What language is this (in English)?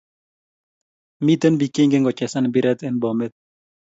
Kalenjin